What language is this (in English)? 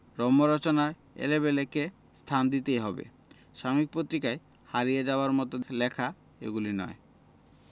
Bangla